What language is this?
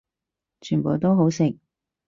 Cantonese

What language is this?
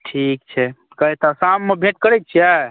Maithili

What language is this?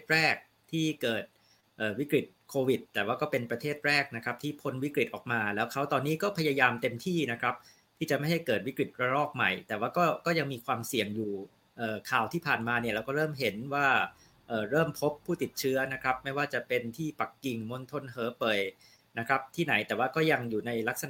Thai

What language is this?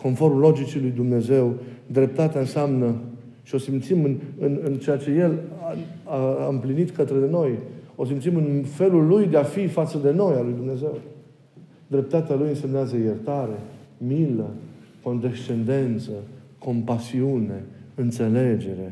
Romanian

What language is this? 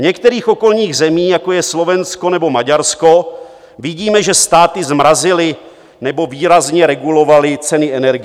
Czech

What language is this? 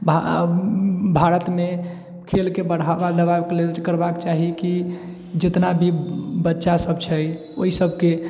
Maithili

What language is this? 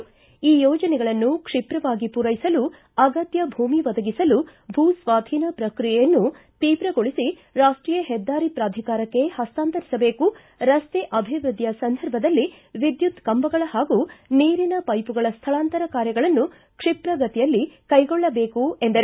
Kannada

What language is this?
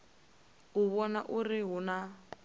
Venda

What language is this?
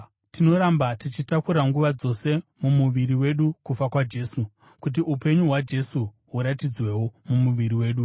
Shona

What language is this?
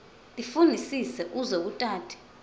Swati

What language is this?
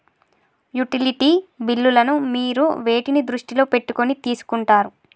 Telugu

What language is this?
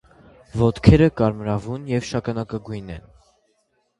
Armenian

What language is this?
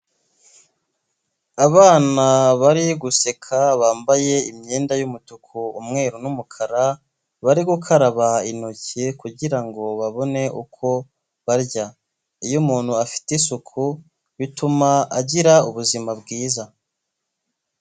Kinyarwanda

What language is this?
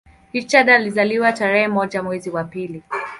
Swahili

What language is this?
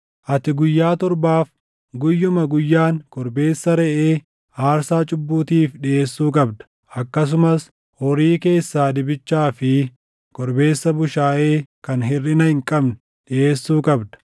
Oromo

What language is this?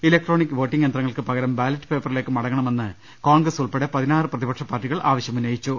Malayalam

